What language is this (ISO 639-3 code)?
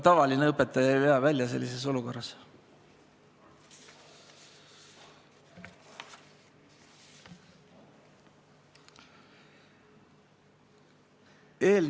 est